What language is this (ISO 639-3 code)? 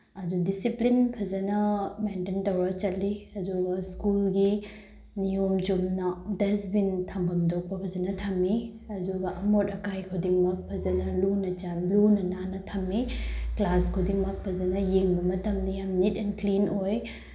mni